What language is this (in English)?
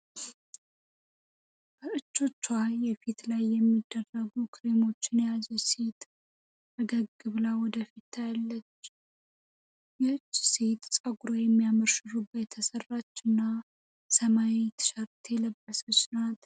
Amharic